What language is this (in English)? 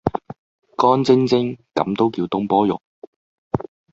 Cantonese